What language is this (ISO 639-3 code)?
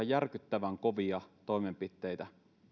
fin